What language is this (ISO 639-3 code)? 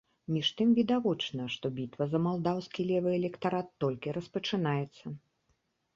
bel